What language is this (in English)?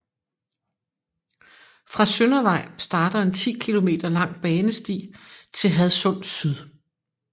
Danish